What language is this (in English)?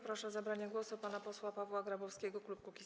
Polish